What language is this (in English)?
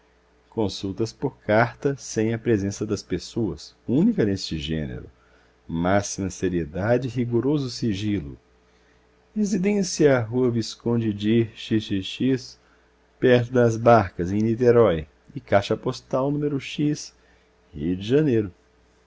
Portuguese